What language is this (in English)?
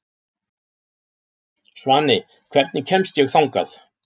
Icelandic